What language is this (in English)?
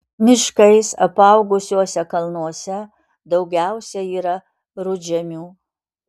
Lithuanian